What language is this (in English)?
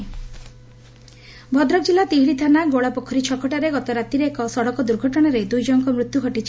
Odia